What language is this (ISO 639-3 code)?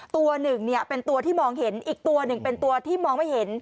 tha